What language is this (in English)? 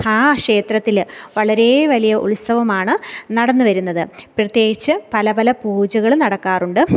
Malayalam